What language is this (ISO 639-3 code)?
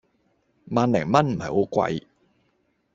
yue